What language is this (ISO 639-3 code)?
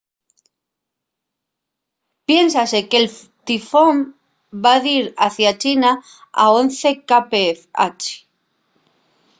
ast